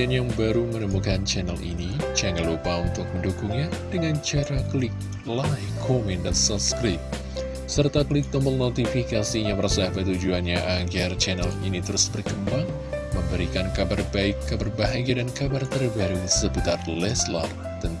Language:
Indonesian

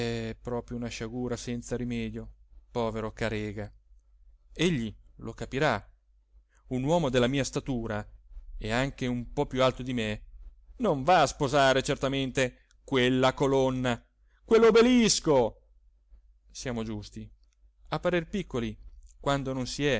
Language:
Italian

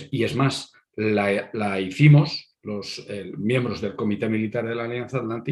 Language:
Spanish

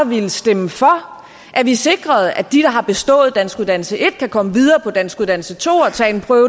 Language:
Danish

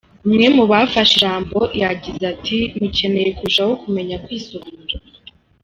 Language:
Kinyarwanda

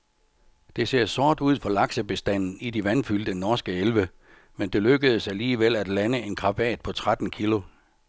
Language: Danish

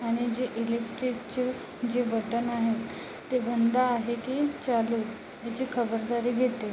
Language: Marathi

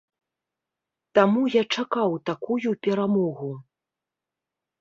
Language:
Belarusian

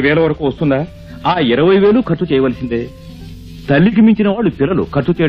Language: Telugu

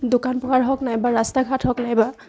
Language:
Assamese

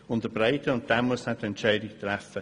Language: Swiss German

